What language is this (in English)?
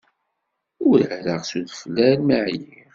Kabyle